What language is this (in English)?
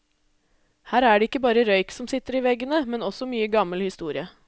Norwegian